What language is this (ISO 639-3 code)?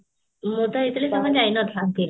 ori